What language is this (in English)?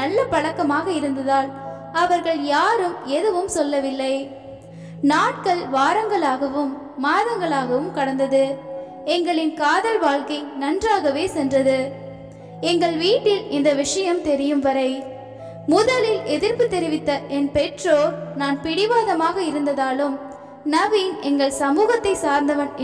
Tamil